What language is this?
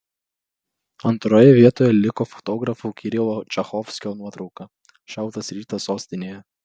Lithuanian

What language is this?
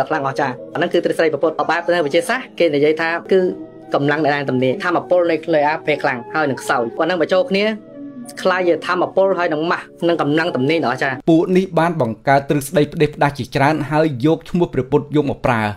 Thai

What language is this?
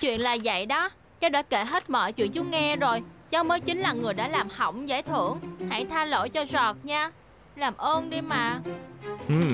Vietnamese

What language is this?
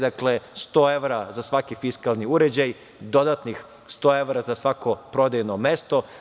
Serbian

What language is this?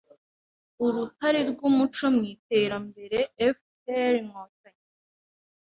Kinyarwanda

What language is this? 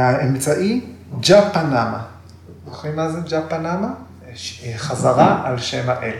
Hebrew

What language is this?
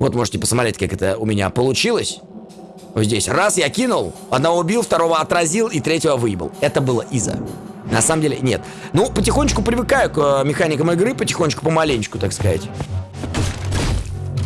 Russian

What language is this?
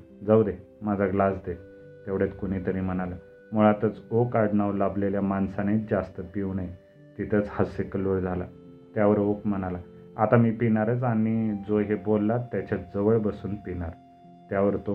Marathi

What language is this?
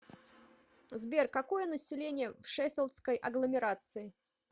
Russian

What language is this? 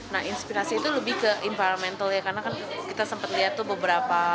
Indonesian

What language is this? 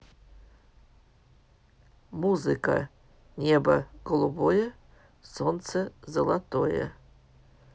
Russian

